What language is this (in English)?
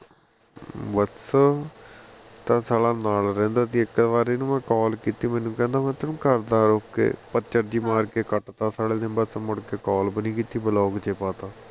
Punjabi